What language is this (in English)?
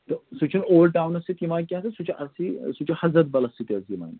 Kashmiri